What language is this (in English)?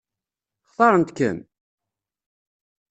Kabyle